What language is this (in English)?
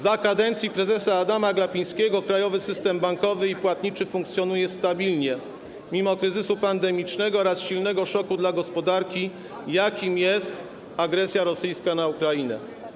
Polish